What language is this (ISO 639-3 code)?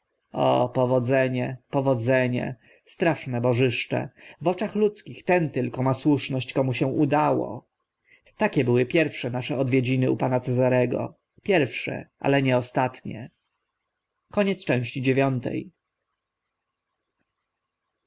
pol